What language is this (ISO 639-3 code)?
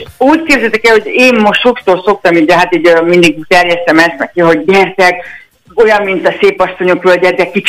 hun